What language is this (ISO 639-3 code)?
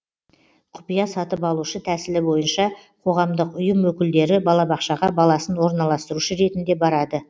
kaz